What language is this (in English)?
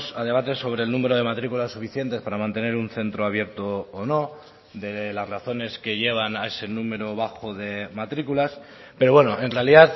Spanish